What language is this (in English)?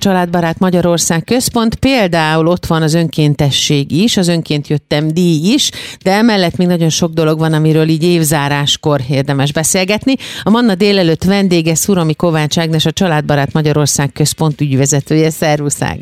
Hungarian